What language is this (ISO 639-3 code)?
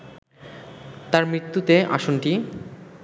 ben